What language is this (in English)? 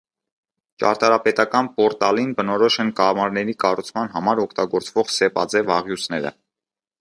Armenian